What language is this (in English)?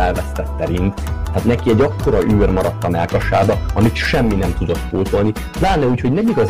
Hungarian